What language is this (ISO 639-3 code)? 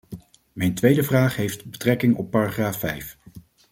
nld